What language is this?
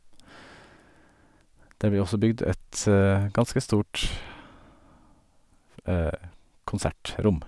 Norwegian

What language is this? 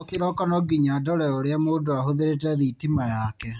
Kikuyu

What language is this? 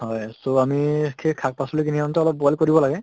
Assamese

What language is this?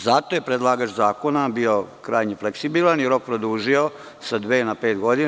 Serbian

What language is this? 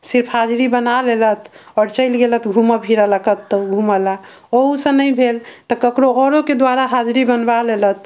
Maithili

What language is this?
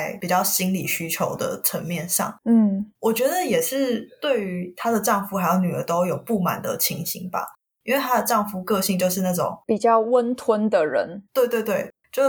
Chinese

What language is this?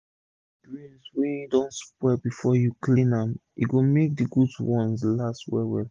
Nigerian Pidgin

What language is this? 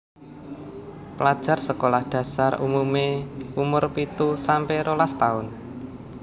Javanese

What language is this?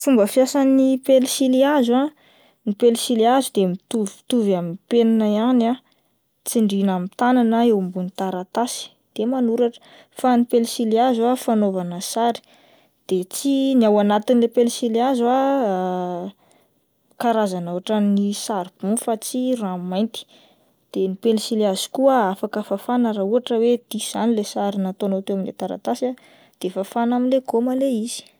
Malagasy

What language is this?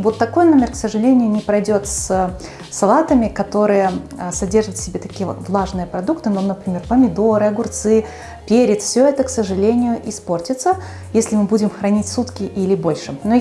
Russian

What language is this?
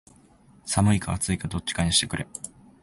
Japanese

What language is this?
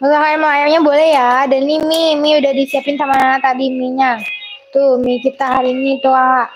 Indonesian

